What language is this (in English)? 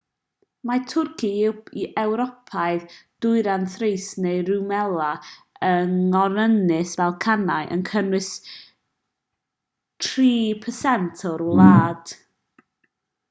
Welsh